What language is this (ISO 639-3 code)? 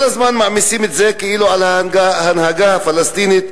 heb